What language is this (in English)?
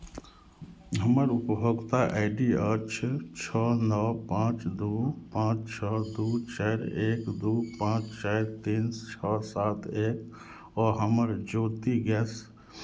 Maithili